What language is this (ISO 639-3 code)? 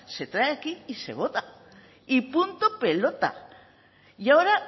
spa